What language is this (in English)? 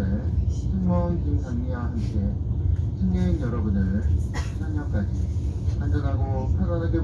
Korean